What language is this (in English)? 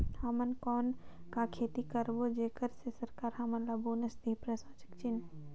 Chhattisgarhi